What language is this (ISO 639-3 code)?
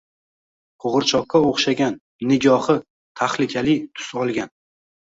uzb